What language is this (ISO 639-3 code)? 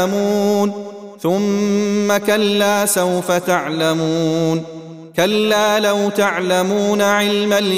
ara